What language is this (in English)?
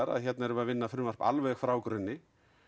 Icelandic